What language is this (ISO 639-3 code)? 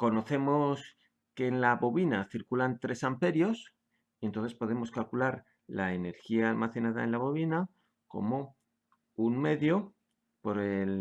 spa